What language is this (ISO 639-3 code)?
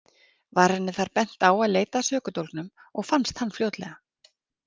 isl